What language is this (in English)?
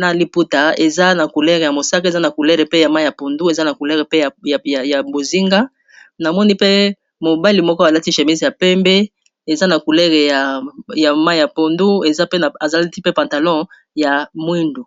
Lingala